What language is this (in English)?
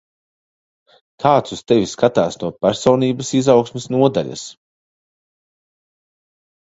Latvian